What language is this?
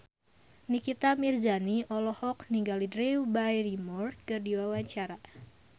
Sundanese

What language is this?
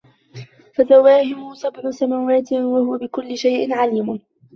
Arabic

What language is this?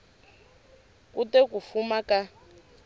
Tsonga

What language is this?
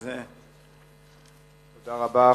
Hebrew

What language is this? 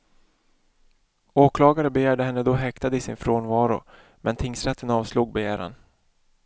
Swedish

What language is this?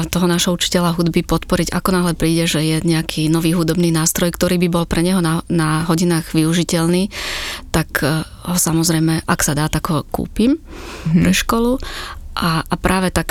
Slovak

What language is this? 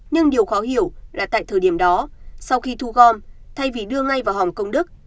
Vietnamese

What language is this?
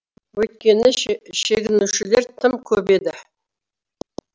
Kazakh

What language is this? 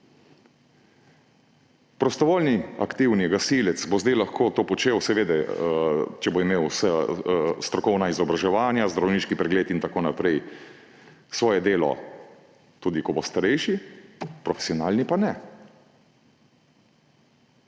Slovenian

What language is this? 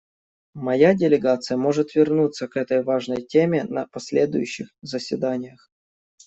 Russian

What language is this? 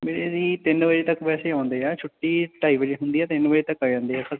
Punjabi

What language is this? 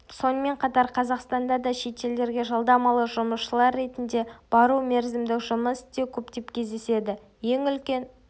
Kazakh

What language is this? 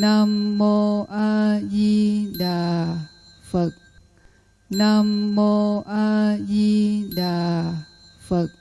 Vietnamese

